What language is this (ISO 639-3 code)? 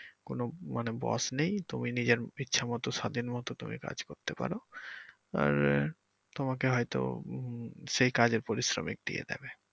ben